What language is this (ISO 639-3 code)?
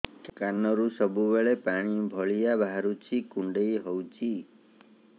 ori